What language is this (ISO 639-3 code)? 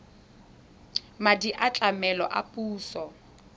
tsn